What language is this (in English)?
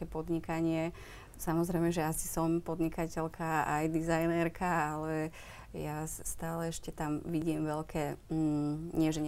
Slovak